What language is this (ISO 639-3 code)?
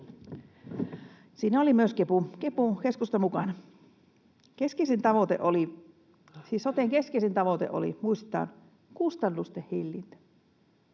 fin